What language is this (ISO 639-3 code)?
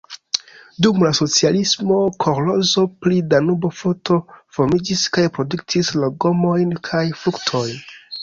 epo